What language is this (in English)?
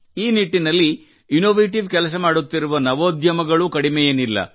Kannada